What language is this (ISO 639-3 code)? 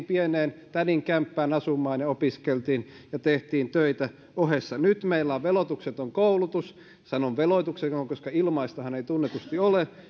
fin